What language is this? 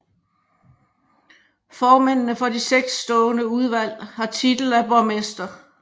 Danish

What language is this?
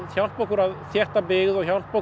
Icelandic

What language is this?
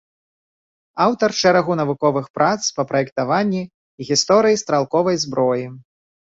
Belarusian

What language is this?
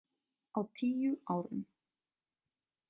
Icelandic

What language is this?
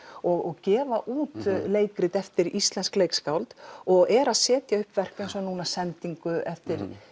Icelandic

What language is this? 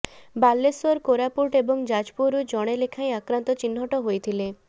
Odia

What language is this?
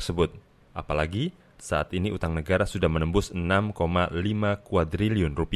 Indonesian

